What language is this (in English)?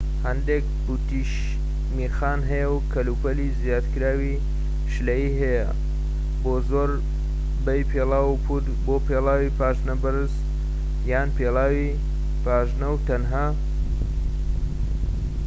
Central Kurdish